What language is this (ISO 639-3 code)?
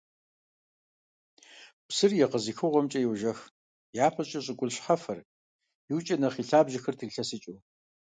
kbd